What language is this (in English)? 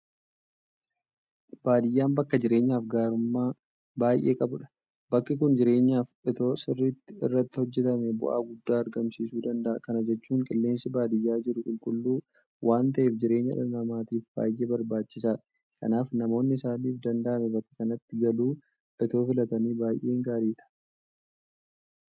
Oromo